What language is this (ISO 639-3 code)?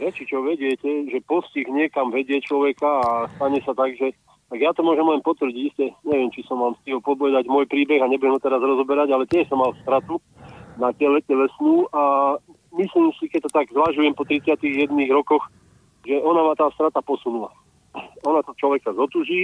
slk